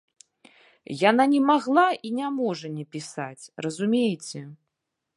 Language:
Belarusian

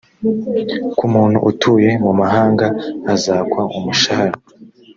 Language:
Kinyarwanda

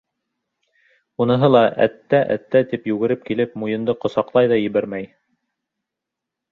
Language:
Bashkir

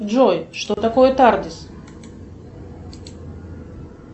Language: Russian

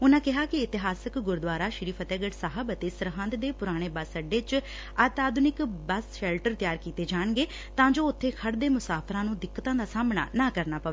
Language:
Punjabi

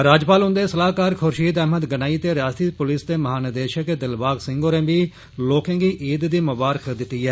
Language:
Dogri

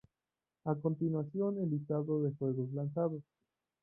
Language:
Spanish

